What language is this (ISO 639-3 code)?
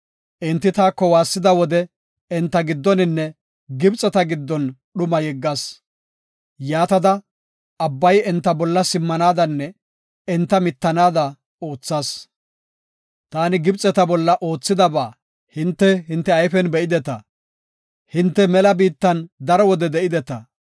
gof